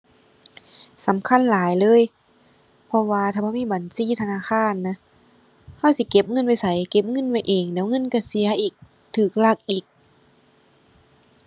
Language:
Thai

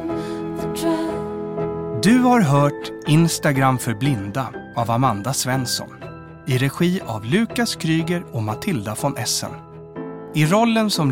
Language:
Swedish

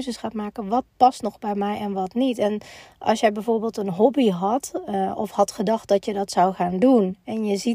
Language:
Dutch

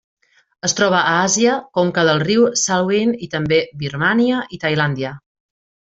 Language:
Catalan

